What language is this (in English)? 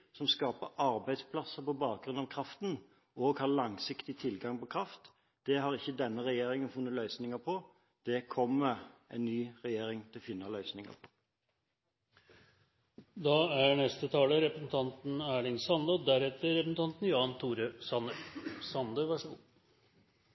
Norwegian